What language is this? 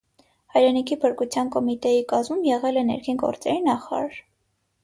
Armenian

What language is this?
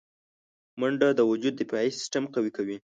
Pashto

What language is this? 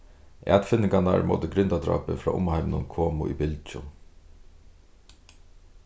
Faroese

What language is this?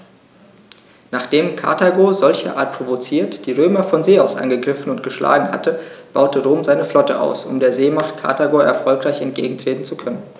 German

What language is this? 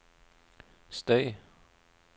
Norwegian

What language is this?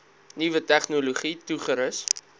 Afrikaans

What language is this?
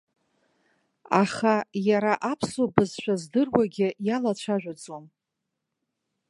Abkhazian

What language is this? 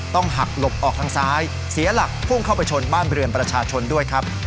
Thai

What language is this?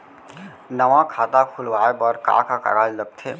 Chhattisgarhi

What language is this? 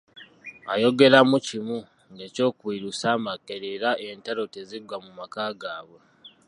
Ganda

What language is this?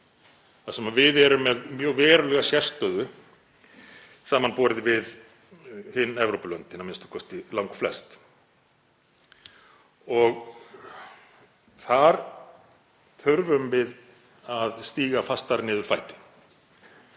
Icelandic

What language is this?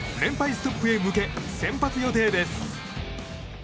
Japanese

